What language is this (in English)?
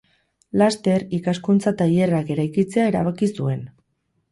Basque